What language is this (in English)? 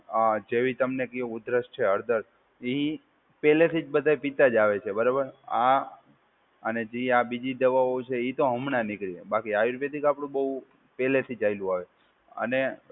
Gujarati